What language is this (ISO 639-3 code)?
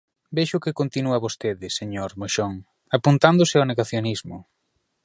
glg